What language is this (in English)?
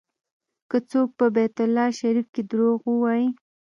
Pashto